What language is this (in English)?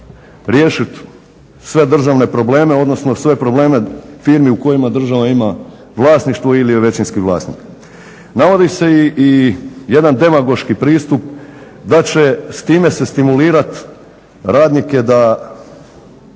Croatian